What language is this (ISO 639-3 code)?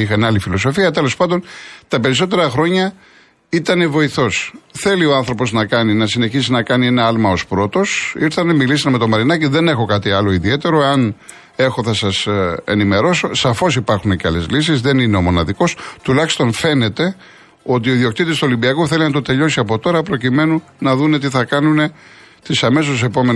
ell